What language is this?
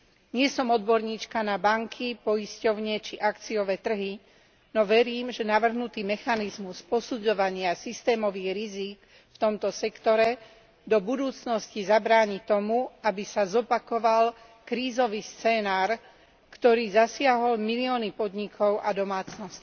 Slovak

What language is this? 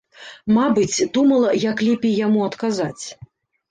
Belarusian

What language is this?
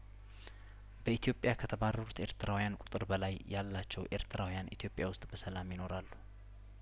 Amharic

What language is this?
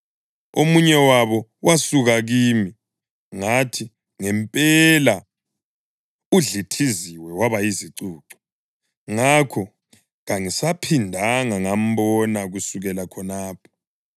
North Ndebele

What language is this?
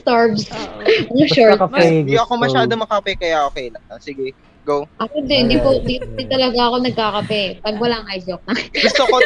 Filipino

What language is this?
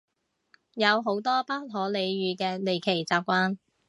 Cantonese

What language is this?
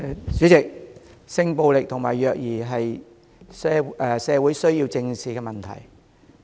Cantonese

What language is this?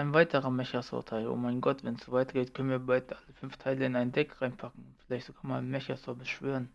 German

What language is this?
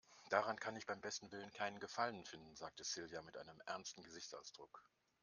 German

